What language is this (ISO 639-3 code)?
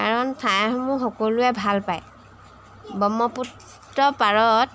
asm